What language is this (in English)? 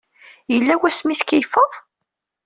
Kabyle